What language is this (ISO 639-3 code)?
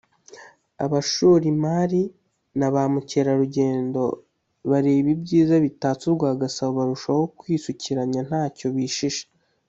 kin